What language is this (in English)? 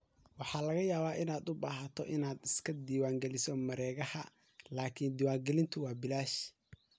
Somali